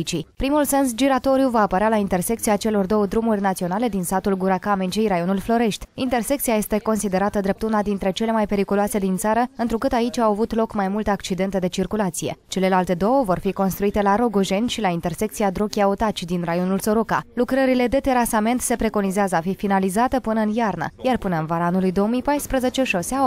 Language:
Romanian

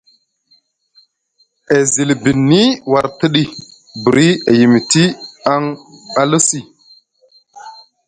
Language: Musgu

